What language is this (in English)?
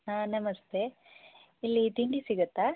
Kannada